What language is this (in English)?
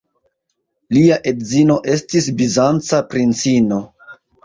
Esperanto